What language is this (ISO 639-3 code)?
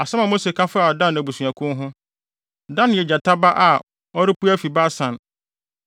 aka